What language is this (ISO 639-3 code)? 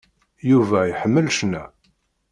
kab